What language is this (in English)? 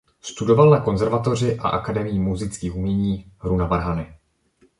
Czech